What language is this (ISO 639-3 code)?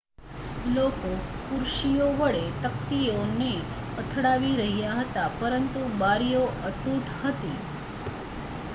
guj